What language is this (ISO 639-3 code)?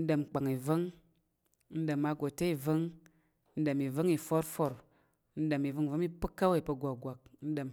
yer